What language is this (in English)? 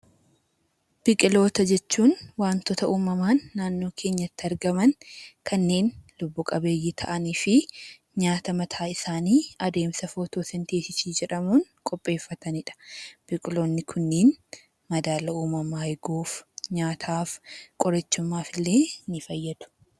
Oromo